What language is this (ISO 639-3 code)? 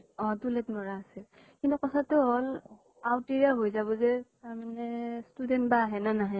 asm